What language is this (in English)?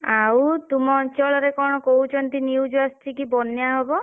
Odia